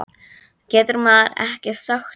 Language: Icelandic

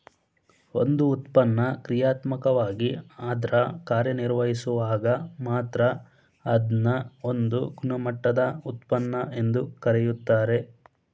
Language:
Kannada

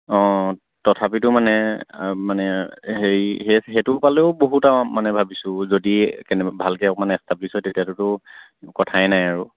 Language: Assamese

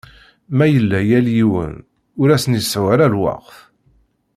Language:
Kabyle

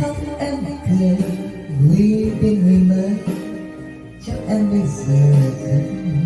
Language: Vietnamese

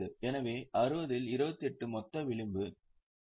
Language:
Tamil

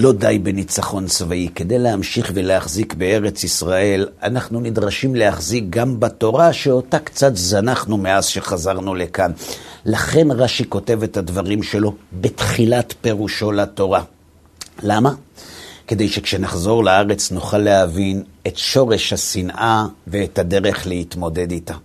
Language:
Hebrew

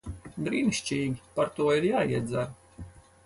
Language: Latvian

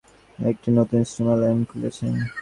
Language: Bangla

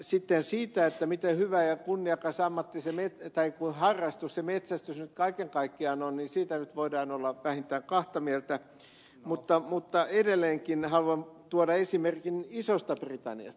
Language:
Finnish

